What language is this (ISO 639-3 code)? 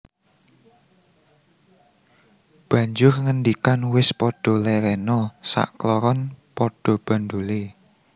jav